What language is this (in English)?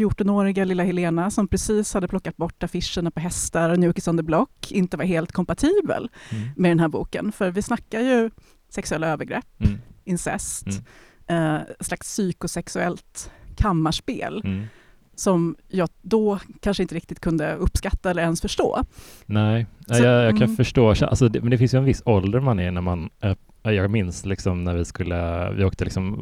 Swedish